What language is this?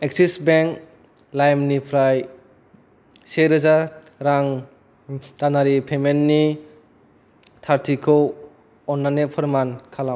Bodo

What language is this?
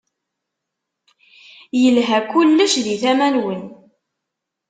Kabyle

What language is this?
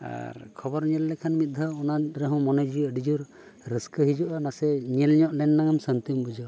Santali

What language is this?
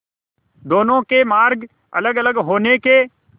Hindi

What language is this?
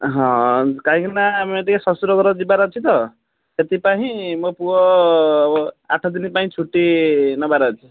Odia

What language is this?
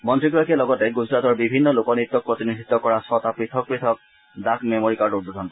Assamese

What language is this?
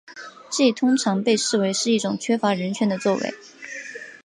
Chinese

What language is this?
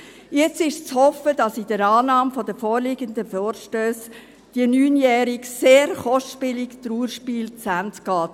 Swiss German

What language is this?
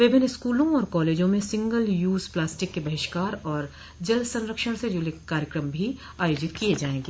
Hindi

